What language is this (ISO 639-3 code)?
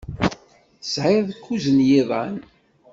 kab